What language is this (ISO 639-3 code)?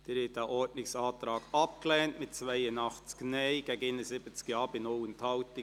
gsw